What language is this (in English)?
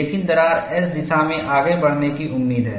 Hindi